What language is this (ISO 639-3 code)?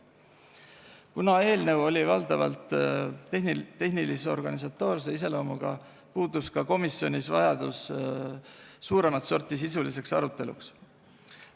est